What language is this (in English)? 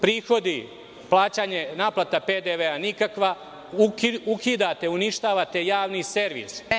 Serbian